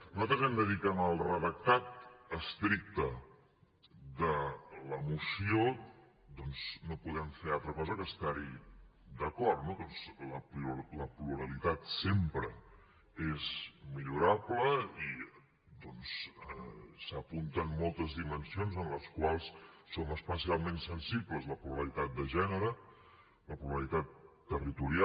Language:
Catalan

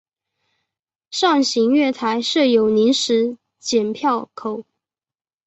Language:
Chinese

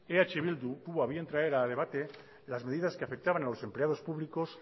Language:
Spanish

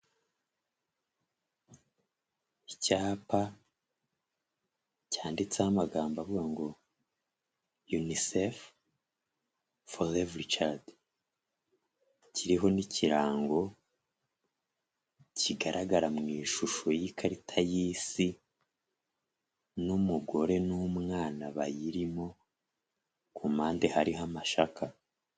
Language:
Kinyarwanda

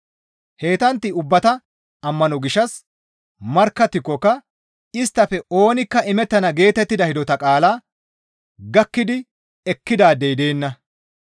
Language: Gamo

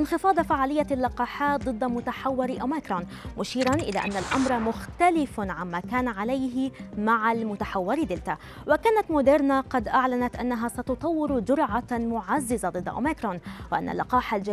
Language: Arabic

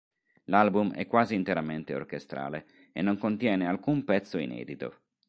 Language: Italian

